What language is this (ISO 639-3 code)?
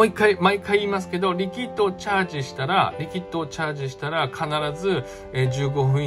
jpn